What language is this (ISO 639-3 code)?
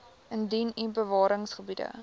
afr